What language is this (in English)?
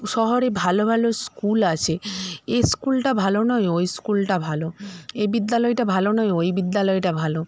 Bangla